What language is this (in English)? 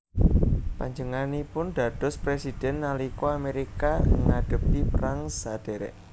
Javanese